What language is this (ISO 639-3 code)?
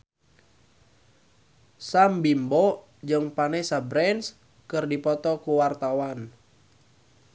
sun